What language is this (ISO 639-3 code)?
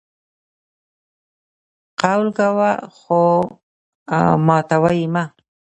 pus